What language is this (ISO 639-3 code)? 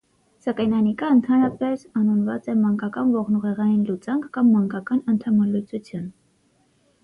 hye